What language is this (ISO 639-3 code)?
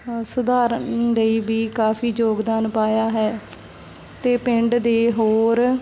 pan